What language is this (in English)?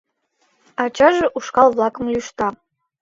Mari